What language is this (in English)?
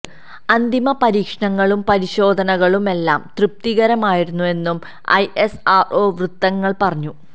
Malayalam